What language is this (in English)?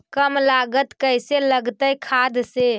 Magahi